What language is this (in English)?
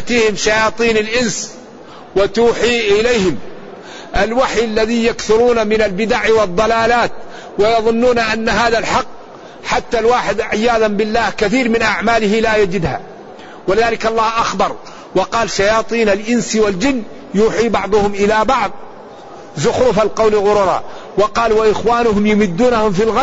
Arabic